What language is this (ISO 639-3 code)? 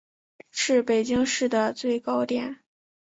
zho